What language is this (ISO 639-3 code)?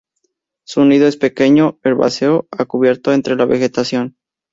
spa